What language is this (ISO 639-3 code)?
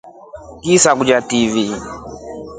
rof